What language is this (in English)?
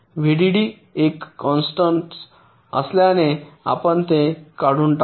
Marathi